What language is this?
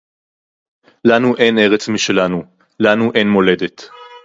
Hebrew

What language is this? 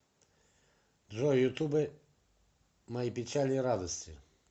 Russian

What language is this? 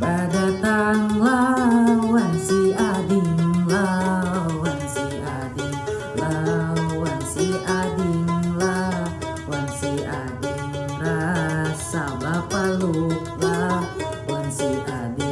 Indonesian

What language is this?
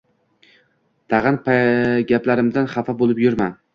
Uzbek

